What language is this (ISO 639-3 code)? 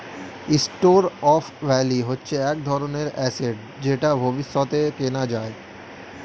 ben